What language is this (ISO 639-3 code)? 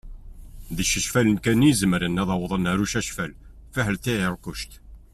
kab